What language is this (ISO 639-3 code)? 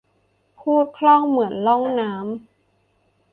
tha